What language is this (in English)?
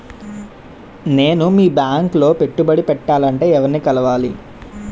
Telugu